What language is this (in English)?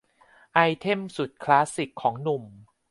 Thai